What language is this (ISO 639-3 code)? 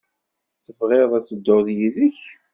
kab